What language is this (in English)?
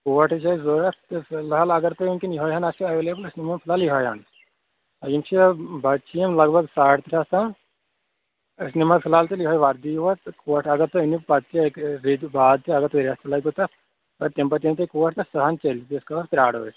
Kashmiri